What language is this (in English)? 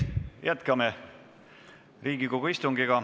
Estonian